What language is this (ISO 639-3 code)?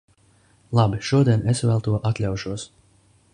lav